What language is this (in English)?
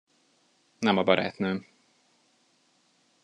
Hungarian